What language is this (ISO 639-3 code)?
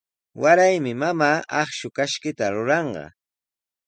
qws